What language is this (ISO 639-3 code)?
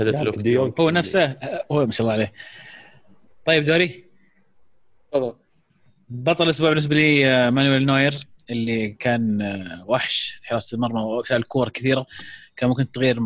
ara